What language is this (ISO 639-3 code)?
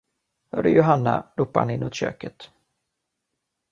swe